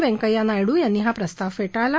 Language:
Marathi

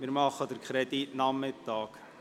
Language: Swiss German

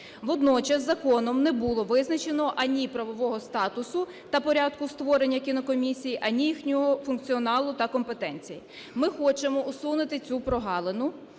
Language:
Ukrainian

